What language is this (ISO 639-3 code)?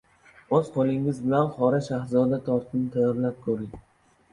uzb